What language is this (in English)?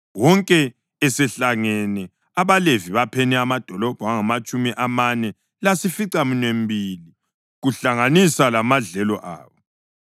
North Ndebele